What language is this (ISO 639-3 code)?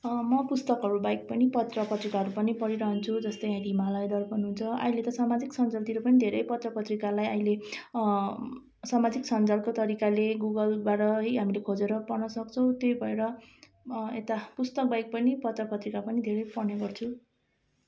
nep